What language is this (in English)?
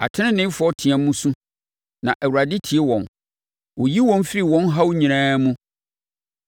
Akan